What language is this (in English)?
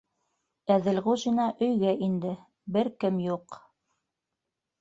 Bashkir